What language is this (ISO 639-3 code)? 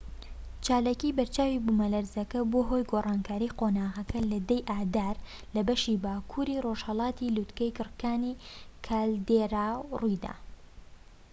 ckb